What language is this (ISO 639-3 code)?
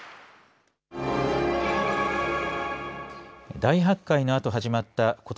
jpn